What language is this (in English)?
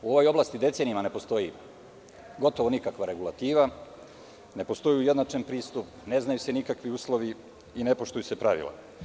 Serbian